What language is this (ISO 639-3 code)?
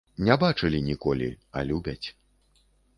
bel